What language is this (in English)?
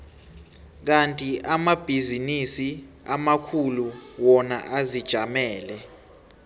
South Ndebele